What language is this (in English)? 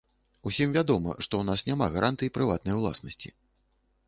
Belarusian